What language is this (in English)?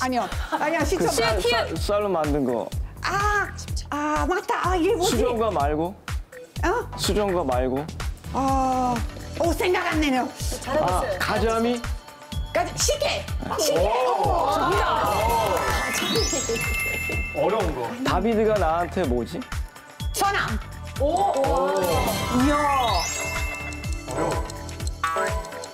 Korean